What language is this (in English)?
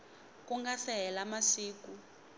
Tsonga